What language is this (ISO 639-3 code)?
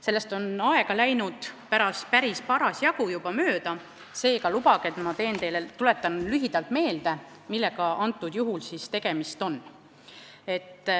est